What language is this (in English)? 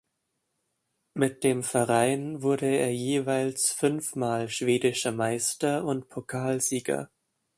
German